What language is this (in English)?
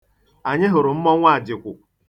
Igbo